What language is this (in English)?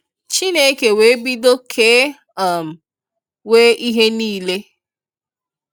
Igbo